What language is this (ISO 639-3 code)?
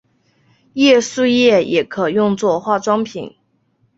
zho